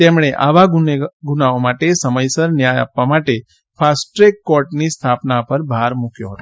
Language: Gujarati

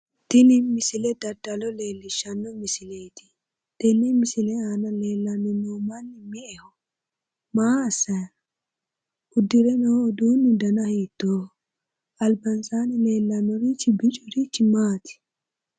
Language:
Sidamo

